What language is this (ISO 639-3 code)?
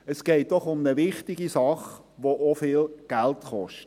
gsw